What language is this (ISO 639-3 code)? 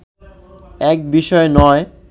ben